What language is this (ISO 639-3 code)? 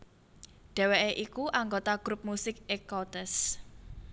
jav